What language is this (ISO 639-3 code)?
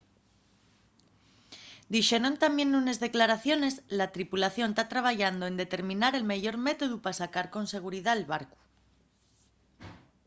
ast